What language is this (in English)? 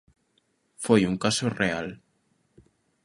Galician